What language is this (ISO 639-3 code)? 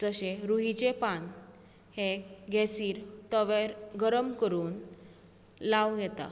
kok